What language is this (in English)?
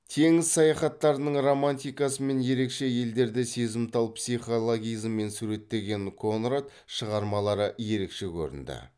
Kazakh